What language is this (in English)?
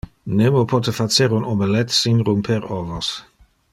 Interlingua